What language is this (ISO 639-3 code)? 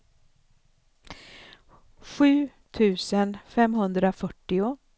swe